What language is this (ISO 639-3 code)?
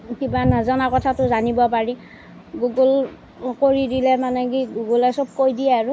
asm